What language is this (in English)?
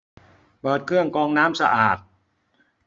Thai